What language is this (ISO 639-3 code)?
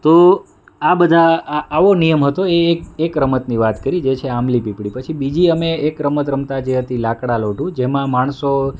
guj